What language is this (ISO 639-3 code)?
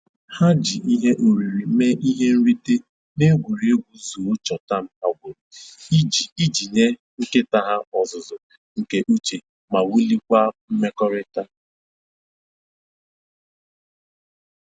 ibo